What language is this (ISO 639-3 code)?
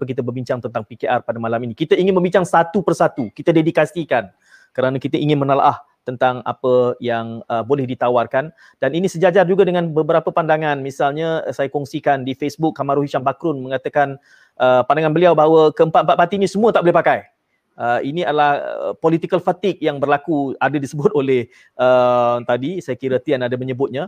msa